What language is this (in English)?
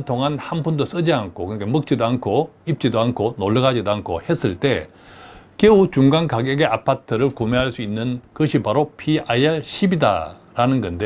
Korean